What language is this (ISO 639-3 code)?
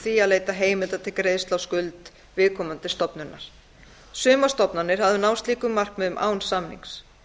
isl